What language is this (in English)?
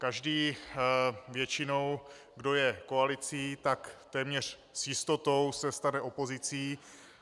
Czech